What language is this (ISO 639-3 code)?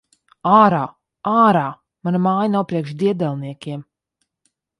lav